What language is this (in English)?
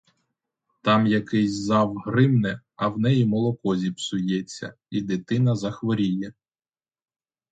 Ukrainian